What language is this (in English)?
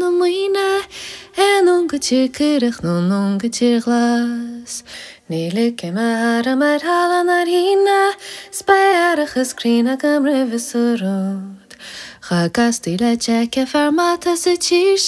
Hebrew